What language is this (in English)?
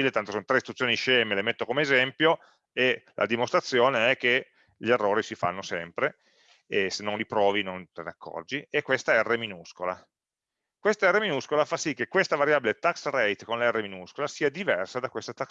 Italian